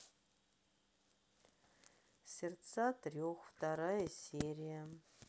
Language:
Russian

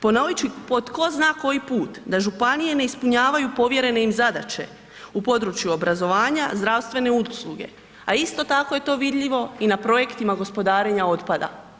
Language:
Croatian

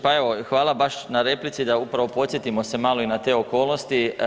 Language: Croatian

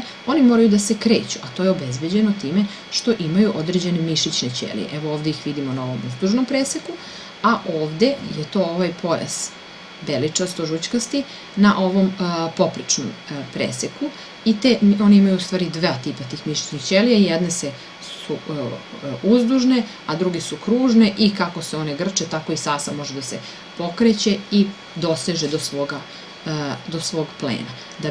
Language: Serbian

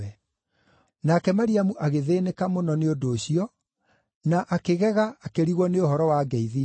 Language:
Kikuyu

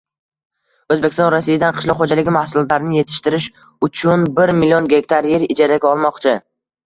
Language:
Uzbek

